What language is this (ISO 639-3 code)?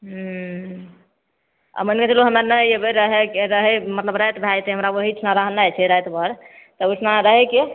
mai